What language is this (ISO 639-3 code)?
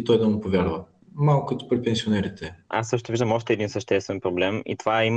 bul